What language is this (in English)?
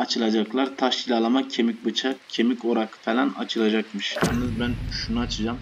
Turkish